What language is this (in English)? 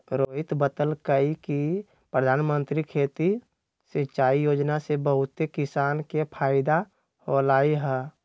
Magahi